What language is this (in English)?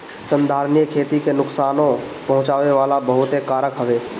Bhojpuri